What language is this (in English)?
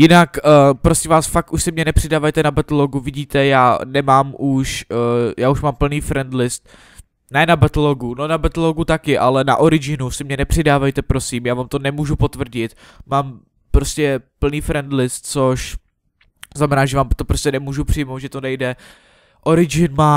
Czech